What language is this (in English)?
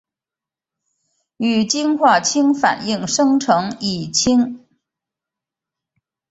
Chinese